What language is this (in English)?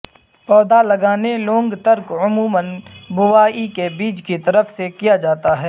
Urdu